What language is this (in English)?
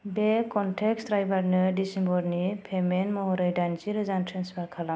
Bodo